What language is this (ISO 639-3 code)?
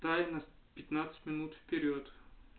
rus